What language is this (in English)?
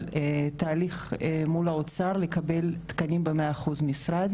Hebrew